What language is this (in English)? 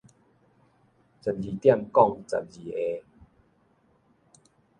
Min Nan Chinese